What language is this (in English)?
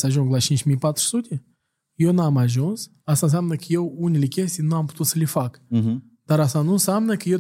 Romanian